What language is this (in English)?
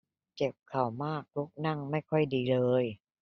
Thai